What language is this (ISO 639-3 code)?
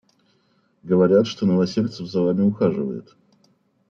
rus